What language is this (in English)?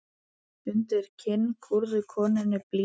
Icelandic